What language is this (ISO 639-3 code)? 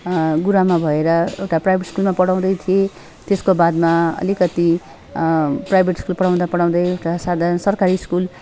nep